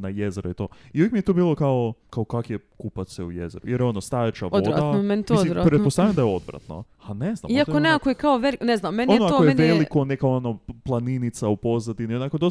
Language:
Croatian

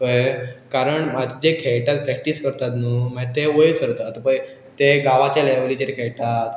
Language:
Konkani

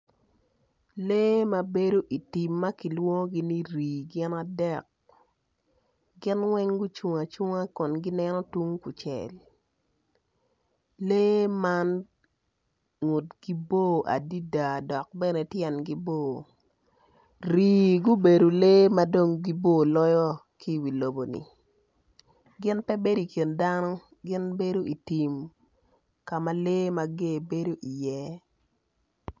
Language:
Acoli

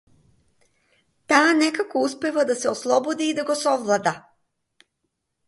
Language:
Macedonian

